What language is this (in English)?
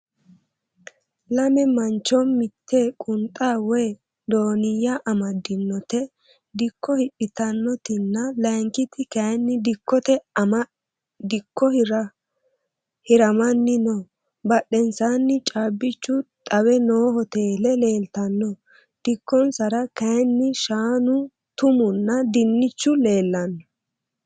Sidamo